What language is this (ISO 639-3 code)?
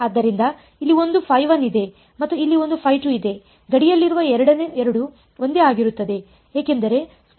kan